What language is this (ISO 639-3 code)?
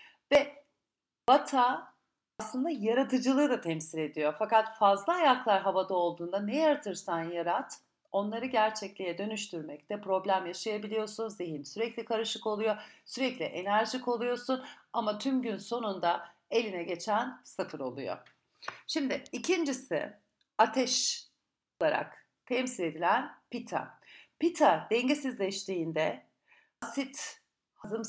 tur